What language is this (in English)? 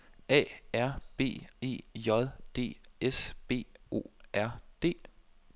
Danish